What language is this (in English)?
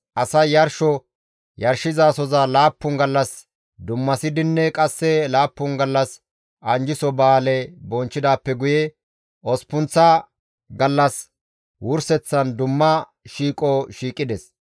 Gamo